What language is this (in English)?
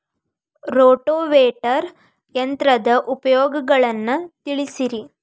Kannada